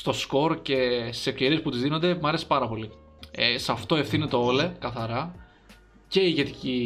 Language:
Greek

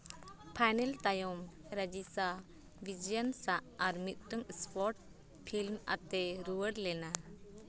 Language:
Santali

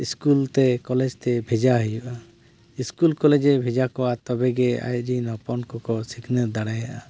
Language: Santali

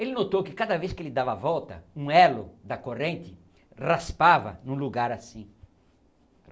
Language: Portuguese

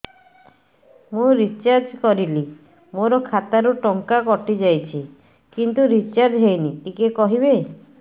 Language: Odia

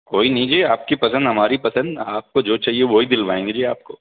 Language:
Urdu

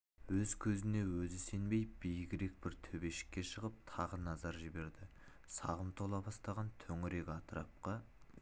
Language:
Kazakh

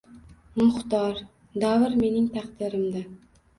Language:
Uzbek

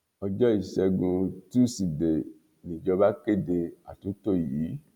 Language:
Yoruba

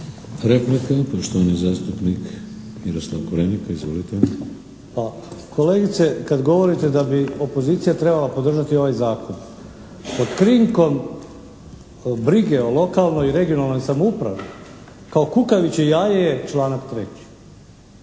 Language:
Croatian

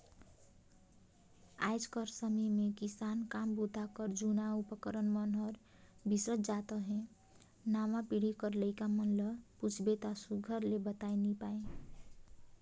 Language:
Chhattisgarhi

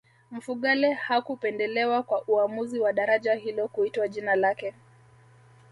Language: Swahili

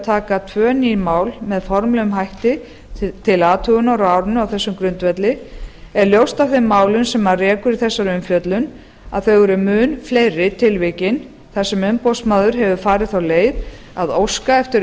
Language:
Icelandic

